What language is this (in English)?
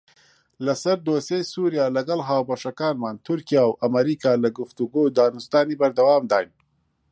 Central Kurdish